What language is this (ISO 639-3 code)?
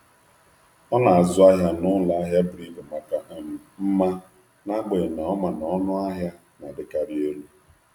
ibo